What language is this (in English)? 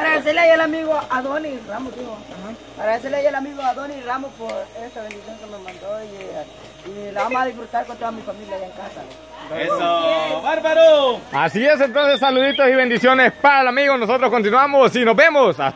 Spanish